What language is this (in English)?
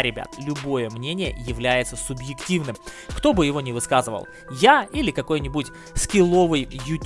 Russian